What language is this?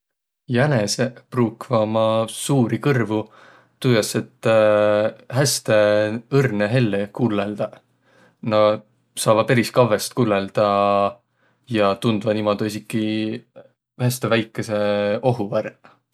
Võro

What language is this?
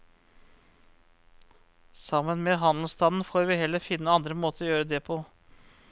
Norwegian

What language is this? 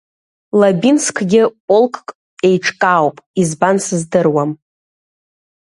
Abkhazian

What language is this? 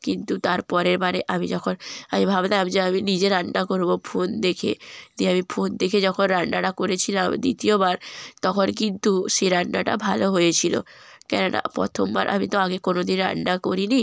Bangla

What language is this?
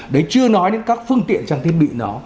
Vietnamese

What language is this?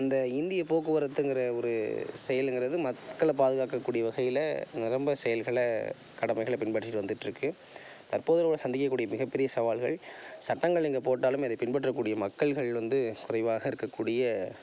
Tamil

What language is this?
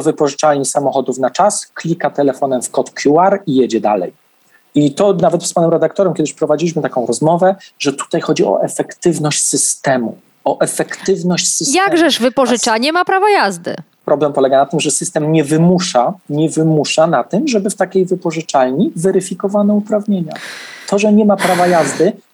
Polish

